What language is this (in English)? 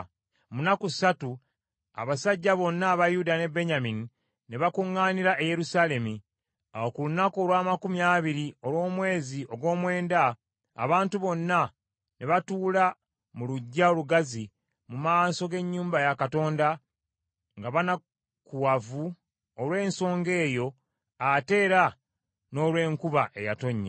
Ganda